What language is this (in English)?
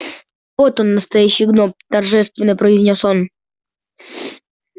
Russian